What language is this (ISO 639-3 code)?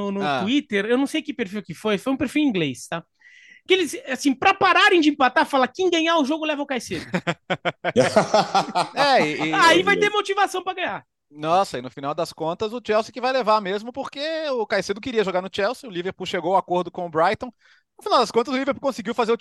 por